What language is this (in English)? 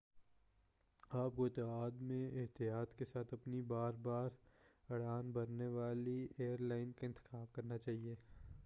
Urdu